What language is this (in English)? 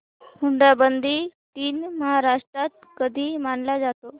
Marathi